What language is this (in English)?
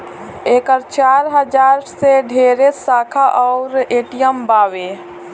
Bhojpuri